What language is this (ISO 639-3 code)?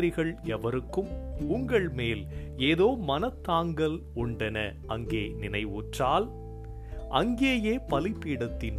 tam